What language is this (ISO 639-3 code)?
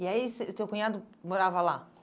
por